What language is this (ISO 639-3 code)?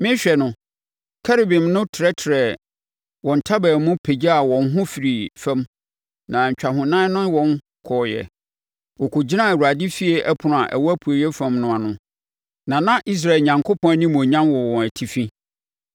aka